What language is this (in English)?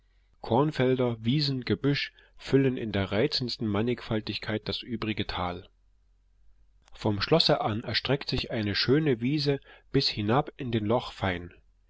German